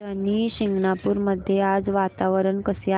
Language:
Marathi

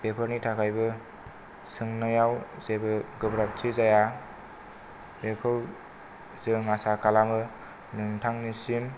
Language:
Bodo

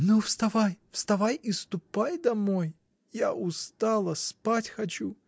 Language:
Russian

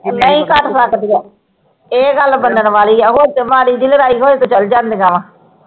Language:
Punjabi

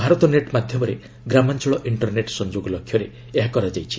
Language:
Odia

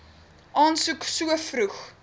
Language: Afrikaans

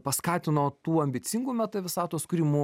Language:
Lithuanian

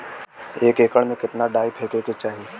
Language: Bhojpuri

